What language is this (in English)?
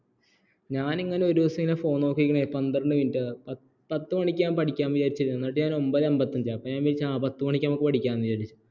Malayalam